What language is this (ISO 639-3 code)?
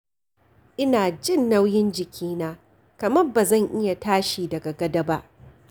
hau